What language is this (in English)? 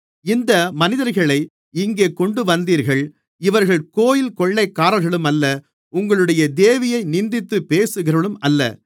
Tamil